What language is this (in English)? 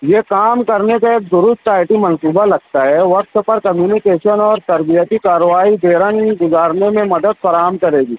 Urdu